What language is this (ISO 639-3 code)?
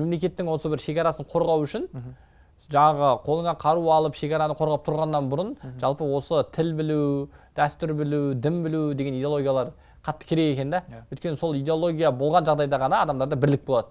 tur